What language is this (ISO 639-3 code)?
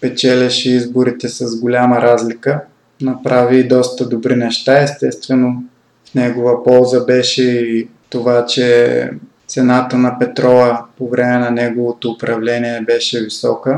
bul